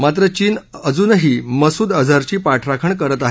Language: Marathi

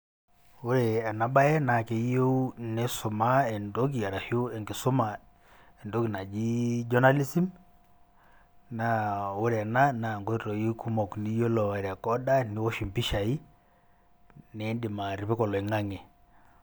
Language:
Masai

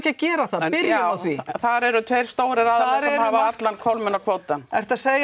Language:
Icelandic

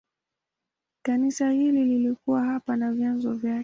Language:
Swahili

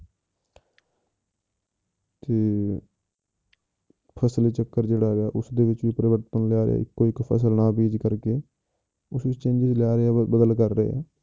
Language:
Punjabi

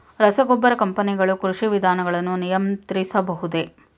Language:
Kannada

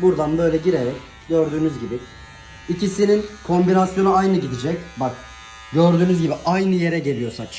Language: Turkish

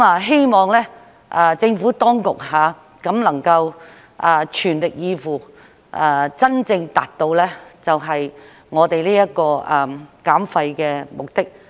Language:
Cantonese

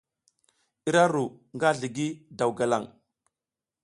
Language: South Giziga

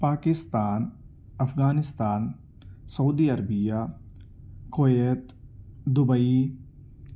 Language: Urdu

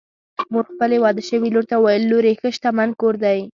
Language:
Pashto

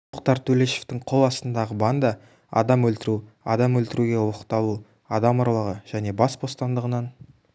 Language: Kazakh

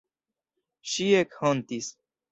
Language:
Esperanto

